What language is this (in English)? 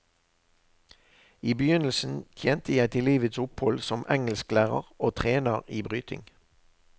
Norwegian